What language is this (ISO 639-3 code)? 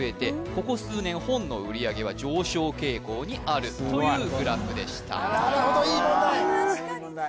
jpn